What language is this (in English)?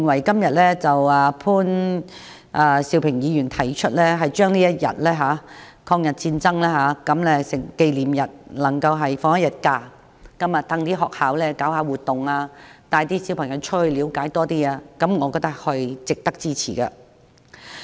Cantonese